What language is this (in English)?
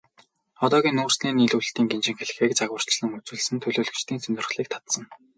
Mongolian